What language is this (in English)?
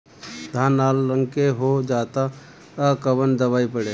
Bhojpuri